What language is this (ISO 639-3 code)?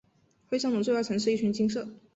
zho